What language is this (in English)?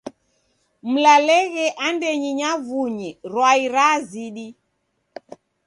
Taita